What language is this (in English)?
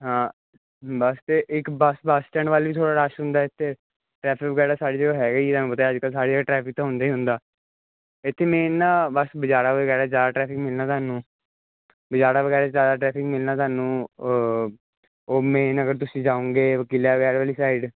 Punjabi